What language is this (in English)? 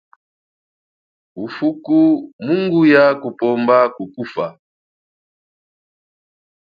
Chokwe